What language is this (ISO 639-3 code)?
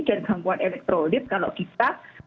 ind